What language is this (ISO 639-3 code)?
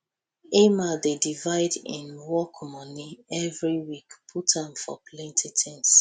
pcm